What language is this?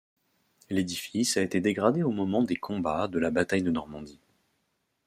French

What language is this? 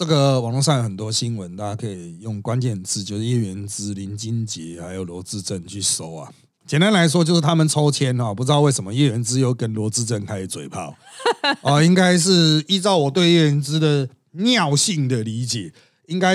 Chinese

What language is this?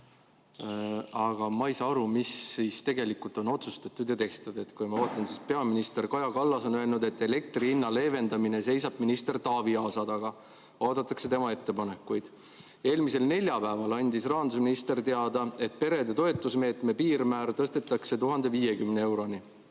Estonian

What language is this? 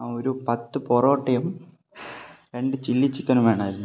Malayalam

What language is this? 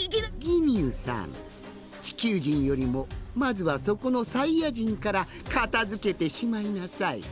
Japanese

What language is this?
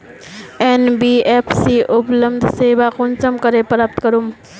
Magahi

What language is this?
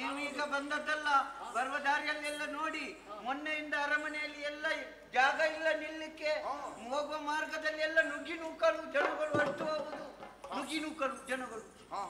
Arabic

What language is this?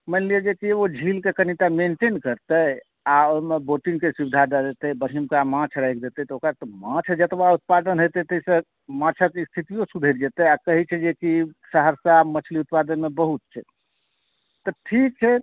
Maithili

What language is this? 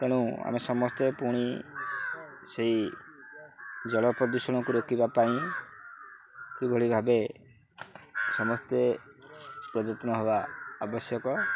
Odia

